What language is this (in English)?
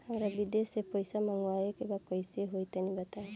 Bhojpuri